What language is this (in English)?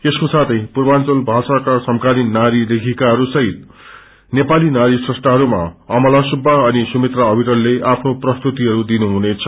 Nepali